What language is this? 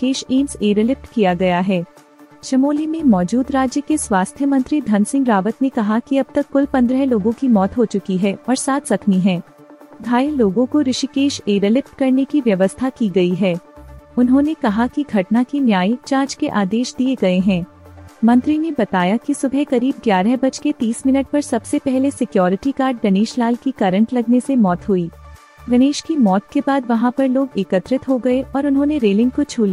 Hindi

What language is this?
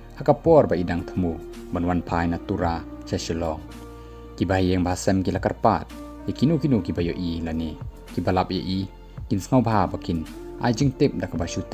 Thai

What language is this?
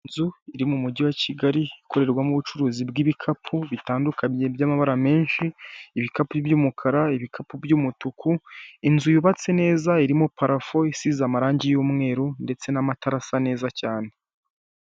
Kinyarwanda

